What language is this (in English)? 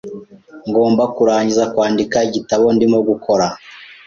Kinyarwanda